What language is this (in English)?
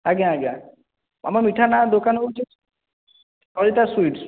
Odia